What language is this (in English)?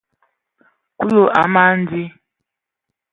Ewondo